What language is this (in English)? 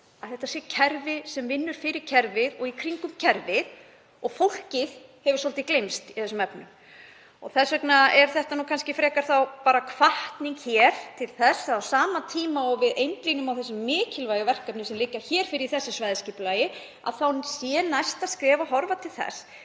Icelandic